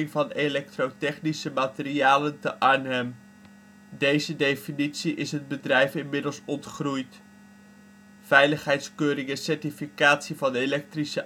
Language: Dutch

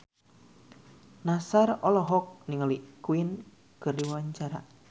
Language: Sundanese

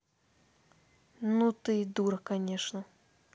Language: Russian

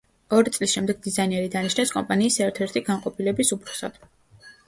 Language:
Georgian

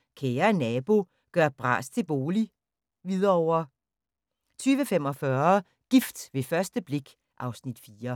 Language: Danish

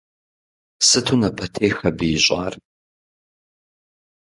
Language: Kabardian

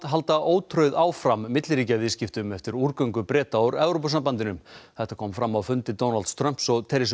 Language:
Icelandic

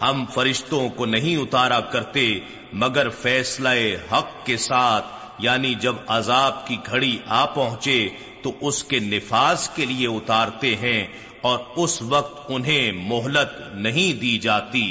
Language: Urdu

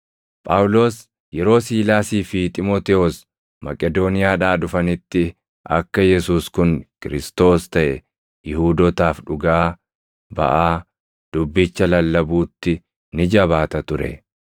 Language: Oromo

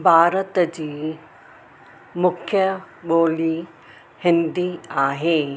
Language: Sindhi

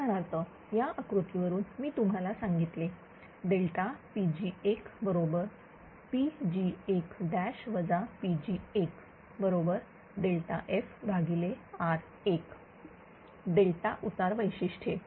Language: Marathi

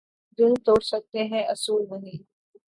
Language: Urdu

